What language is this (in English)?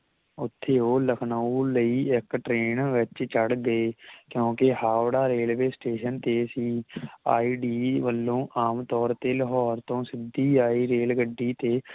Punjabi